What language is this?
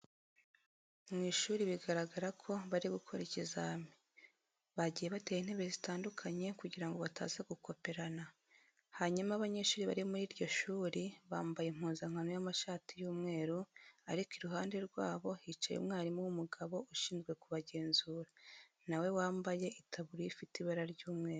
Kinyarwanda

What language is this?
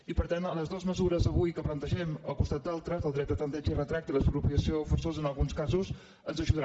Catalan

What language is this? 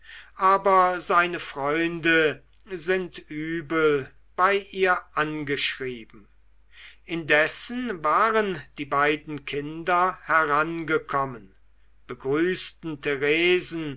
German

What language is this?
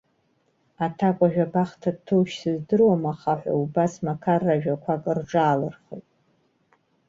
Abkhazian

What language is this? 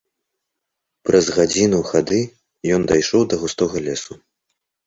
Belarusian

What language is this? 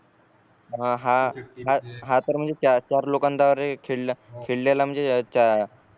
Marathi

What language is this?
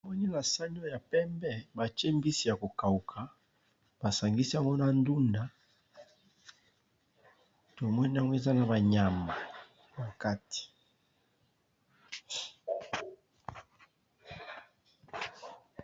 Lingala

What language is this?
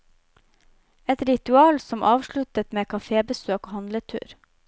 Norwegian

